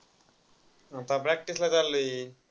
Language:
Marathi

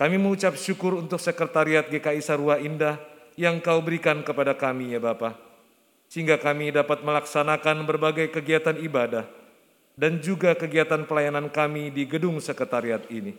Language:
Indonesian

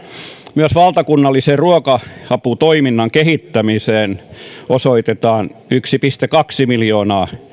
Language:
Finnish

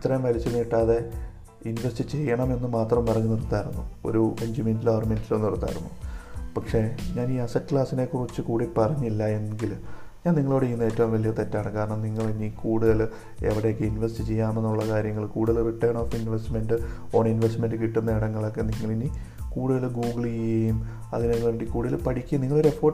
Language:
Malayalam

